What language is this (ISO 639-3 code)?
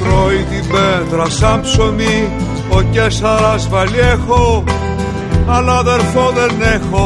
ell